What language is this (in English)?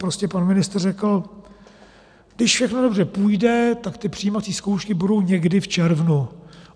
Czech